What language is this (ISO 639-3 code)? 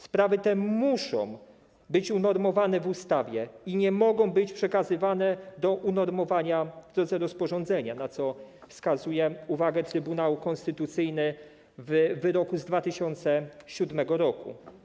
pol